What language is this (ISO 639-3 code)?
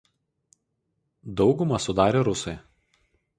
lit